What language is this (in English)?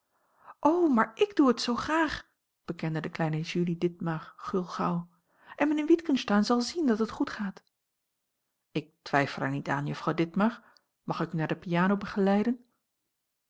Dutch